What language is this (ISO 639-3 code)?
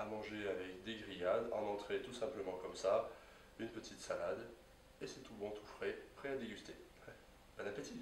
fra